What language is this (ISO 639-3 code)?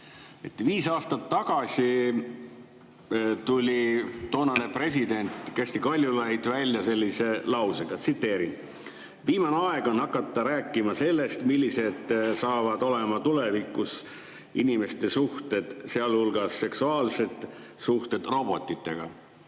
est